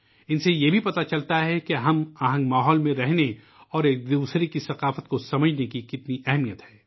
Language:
Urdu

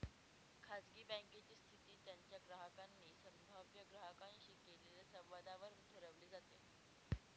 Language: Marathi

